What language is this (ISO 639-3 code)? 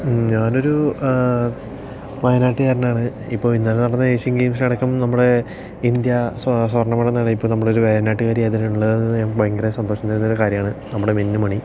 mal